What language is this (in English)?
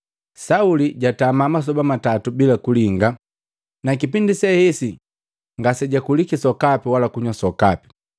Matengo